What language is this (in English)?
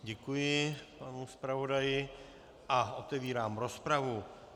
Czech